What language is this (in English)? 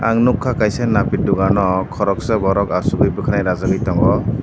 Kok Borok